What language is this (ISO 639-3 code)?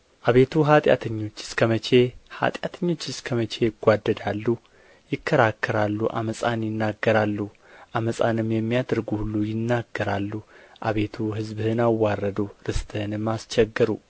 amh